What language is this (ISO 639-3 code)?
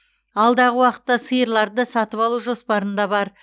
kaz